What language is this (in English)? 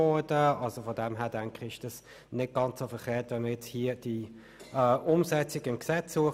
Swiss German